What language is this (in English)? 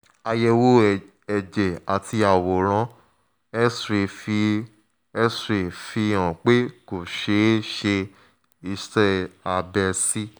Yoruba